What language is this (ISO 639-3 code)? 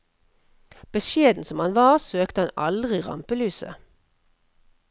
nor